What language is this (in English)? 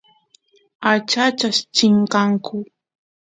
Santiago del Estero Quichua